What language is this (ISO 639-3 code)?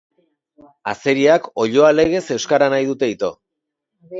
eus